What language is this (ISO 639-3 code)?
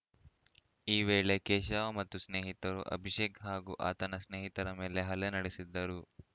kan